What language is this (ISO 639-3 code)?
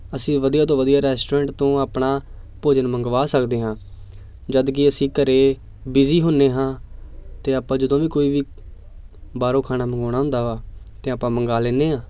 pan